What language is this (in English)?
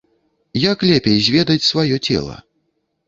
Belarusian